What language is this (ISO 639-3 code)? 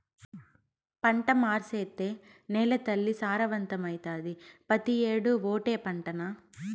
tel